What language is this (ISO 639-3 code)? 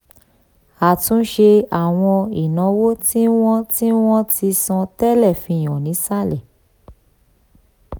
yor